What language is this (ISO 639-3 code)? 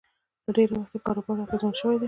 pus